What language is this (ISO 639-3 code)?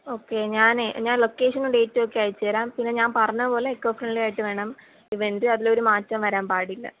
mal